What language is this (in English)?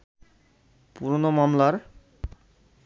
Bangla